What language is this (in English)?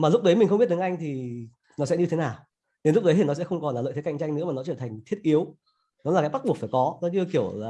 Vietnamese